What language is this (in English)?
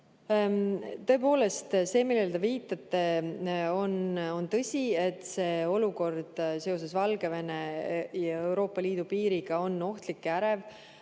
Estonian